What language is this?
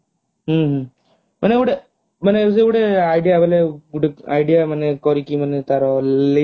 Odia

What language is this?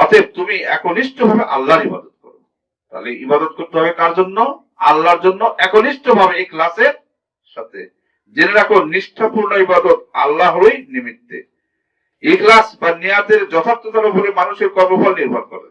Indonesian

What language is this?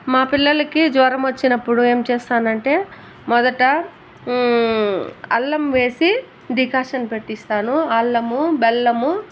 Telugu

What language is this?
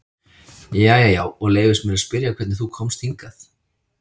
Icelandic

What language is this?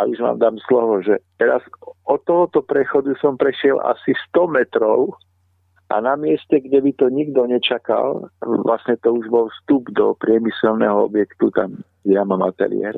Slovak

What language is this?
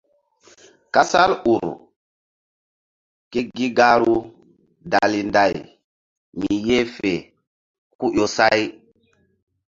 Mbum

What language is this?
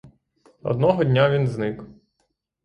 Ukrainian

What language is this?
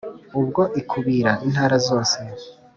Kinyarwanda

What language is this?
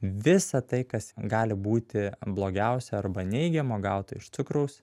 Lithuanian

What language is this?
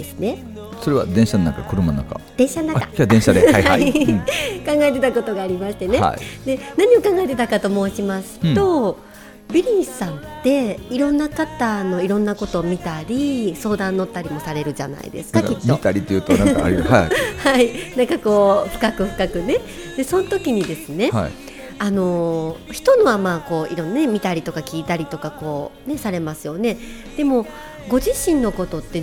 Japanese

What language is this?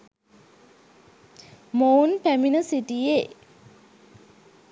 Sinhala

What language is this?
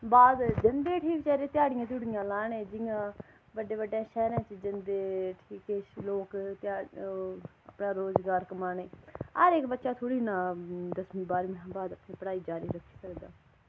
Dogri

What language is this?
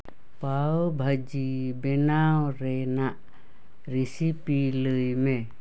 Santali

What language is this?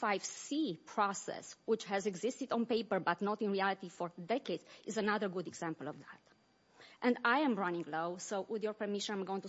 English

